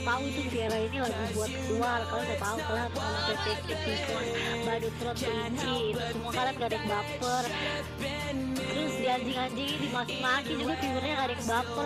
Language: Indonesian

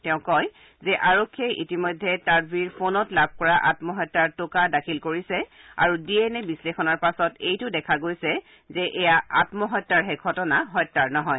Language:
Assamese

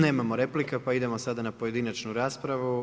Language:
Croatian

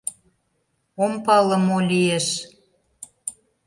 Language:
Mari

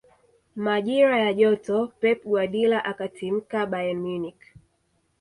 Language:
Swahili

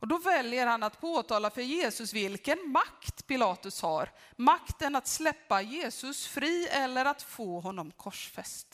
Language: Swedish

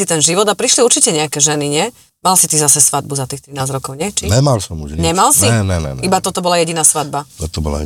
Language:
Slovak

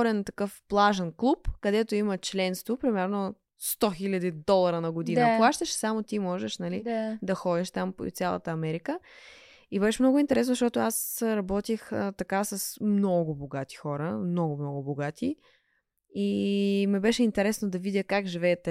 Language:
Bulgarian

